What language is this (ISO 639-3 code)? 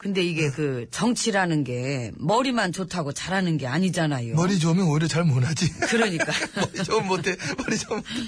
kor